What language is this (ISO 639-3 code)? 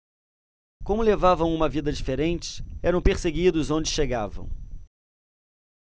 por